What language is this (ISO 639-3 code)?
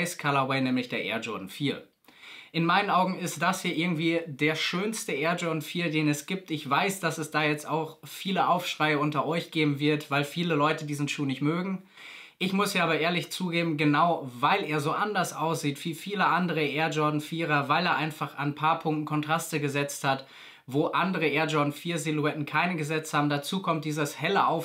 deu